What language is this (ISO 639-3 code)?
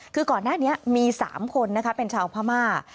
tha